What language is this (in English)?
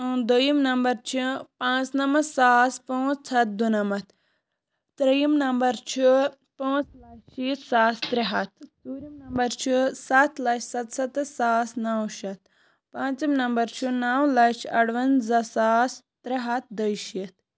Kashmiri